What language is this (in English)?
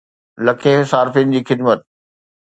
Sindhi